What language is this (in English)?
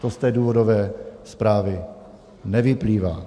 Czech